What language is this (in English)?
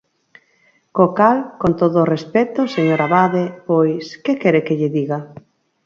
Galician